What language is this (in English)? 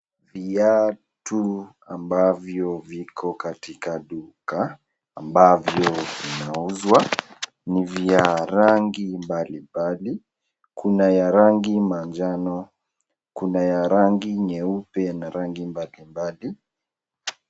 Swahili